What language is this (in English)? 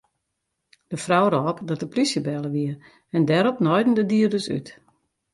Western Frisian